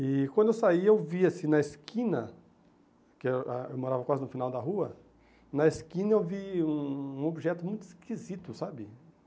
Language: Portuguese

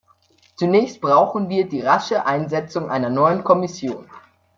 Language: German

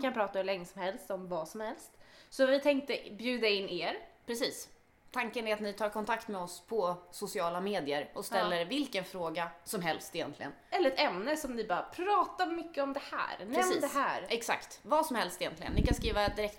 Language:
Swedish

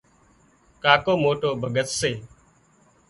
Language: Wadiyara Koli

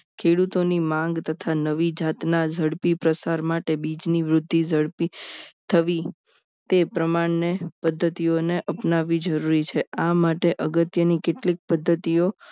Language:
Gujarati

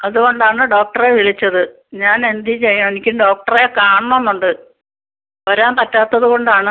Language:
Malayalam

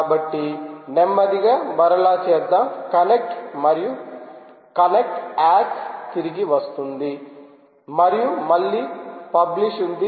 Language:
Telugu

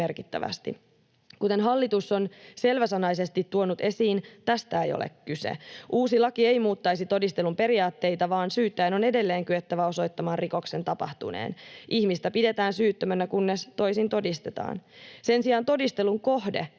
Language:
Finnish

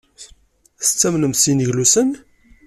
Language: Kabyle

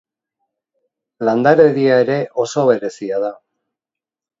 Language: Basque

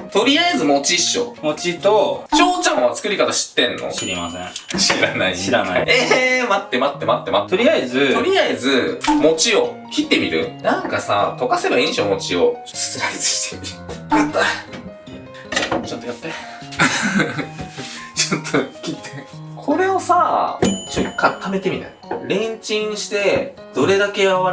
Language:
Japanese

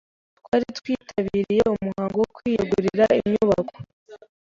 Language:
Kinyarwanda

